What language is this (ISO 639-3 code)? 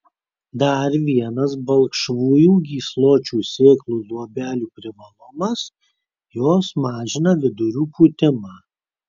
lit